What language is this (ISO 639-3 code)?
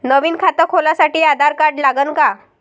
mar